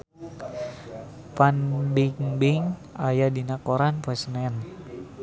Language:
Sundanese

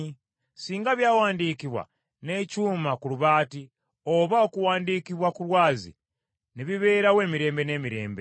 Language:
Ganda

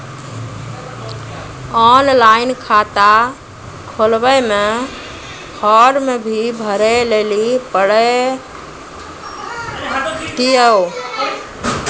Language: Maithili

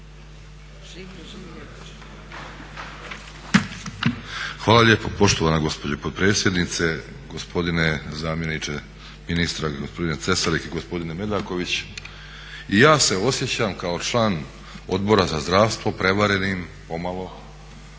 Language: Croatian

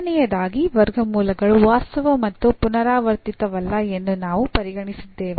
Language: Kannada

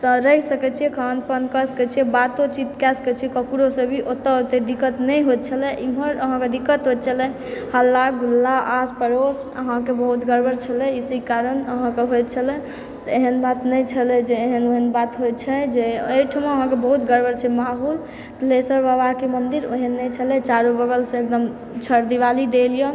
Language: Maithili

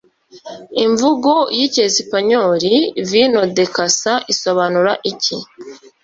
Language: Kinyarwanda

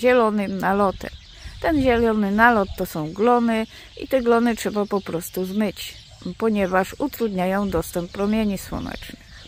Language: Polish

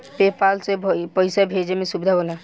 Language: Bhojpuri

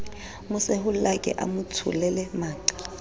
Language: Southern Sotho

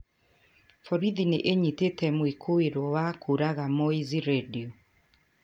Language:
Kikuyu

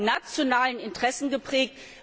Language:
German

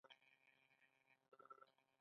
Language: Pashto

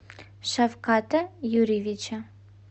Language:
Russian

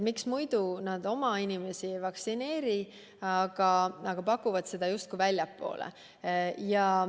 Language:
Estonian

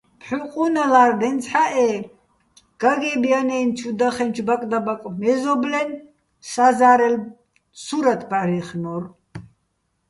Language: Bats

